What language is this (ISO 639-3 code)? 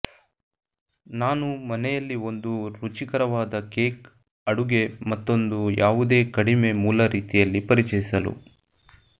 kan